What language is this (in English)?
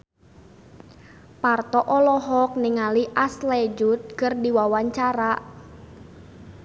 Sundanese